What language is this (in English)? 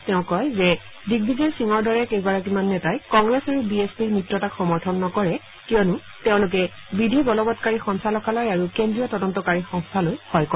Assamese